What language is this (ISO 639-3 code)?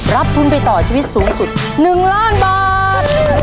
tha